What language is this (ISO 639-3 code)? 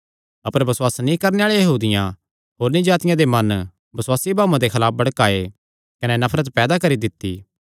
xnr